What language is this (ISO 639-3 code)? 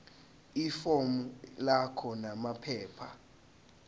zul